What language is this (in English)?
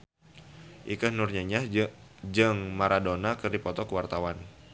Sundanese